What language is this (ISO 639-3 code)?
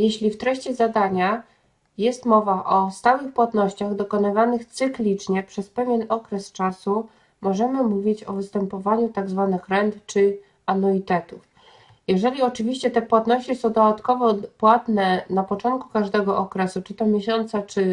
pol